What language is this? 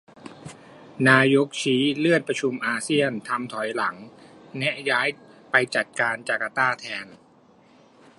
Thai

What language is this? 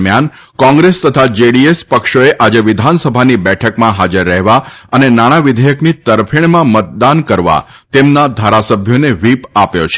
Gujarati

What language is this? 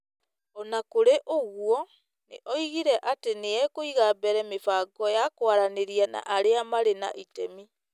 Kikuyu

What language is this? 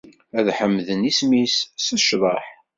Kabyle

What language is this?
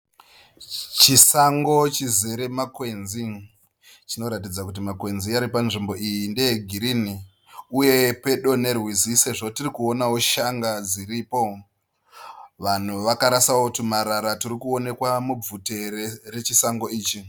Shona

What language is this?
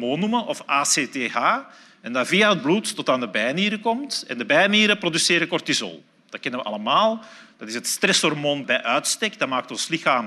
Dutch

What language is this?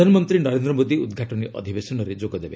Odia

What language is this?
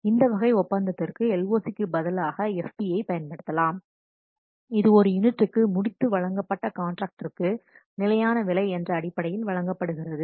Tamil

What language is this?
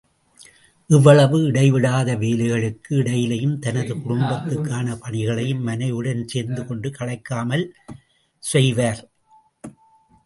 Tamil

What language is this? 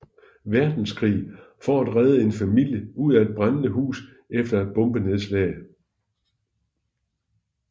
Danish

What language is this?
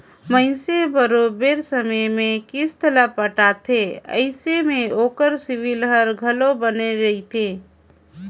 Chhattisgarhi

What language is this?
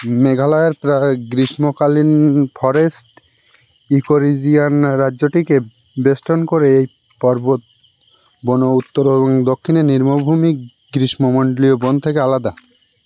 Bangla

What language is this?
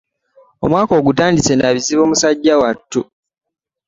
Ganda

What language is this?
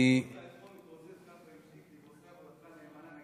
Hebrew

